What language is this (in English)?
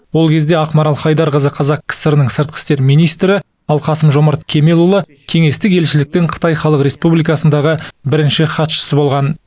Kazakh